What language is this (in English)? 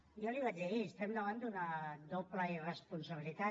Catalan